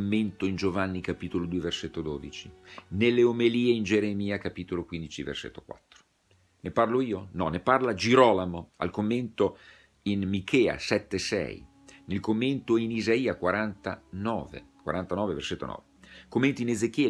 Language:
Italian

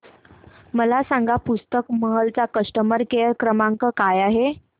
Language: Marathi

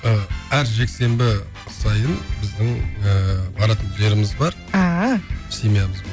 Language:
Kazakh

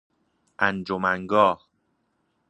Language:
Persian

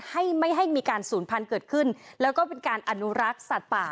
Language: Thai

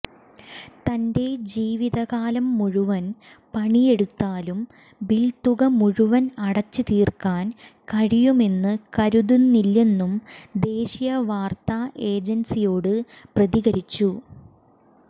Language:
Malayalam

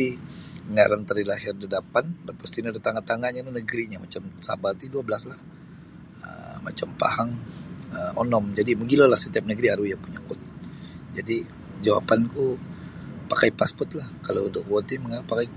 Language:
Sabah Bisaya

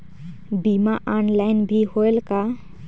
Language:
Chhattisgarhi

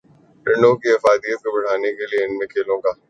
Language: Urdu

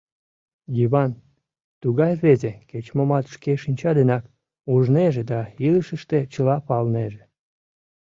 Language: Mari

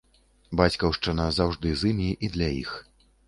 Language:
Belarusian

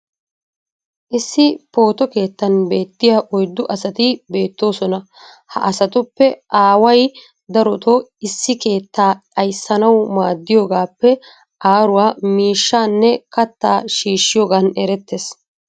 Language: Wolaytta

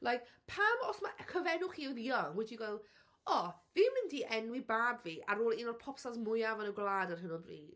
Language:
Welsh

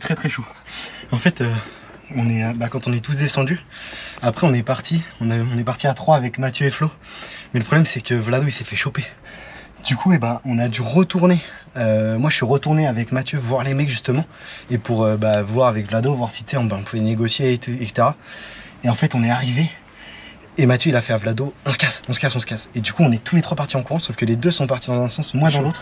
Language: French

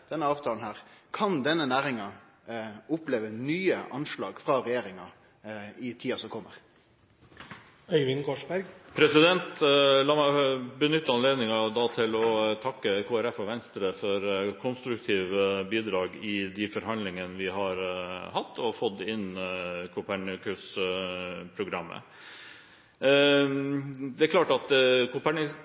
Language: Norwegian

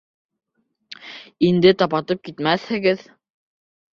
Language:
Bashkir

